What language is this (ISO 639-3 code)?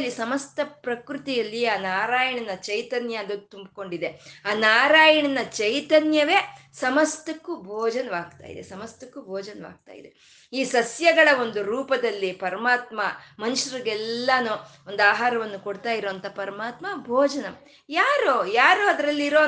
kan